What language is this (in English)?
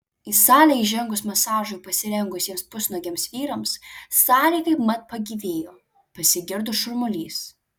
Lithuanian